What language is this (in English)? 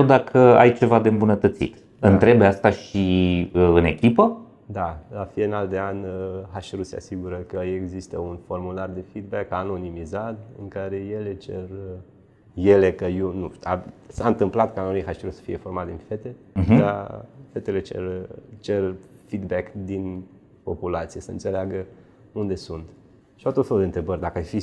Romanian